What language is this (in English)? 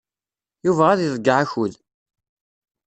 Kabyle